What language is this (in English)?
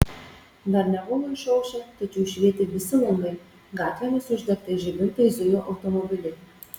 Lithuanian